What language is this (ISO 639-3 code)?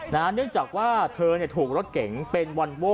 tha